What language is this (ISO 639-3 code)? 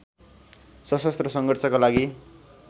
nep